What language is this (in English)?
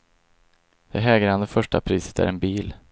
Swedish